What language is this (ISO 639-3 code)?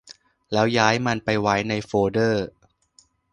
tha